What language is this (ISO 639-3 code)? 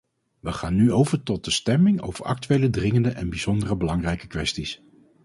nld